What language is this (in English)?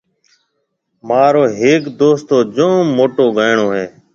Marwari (Pakistan)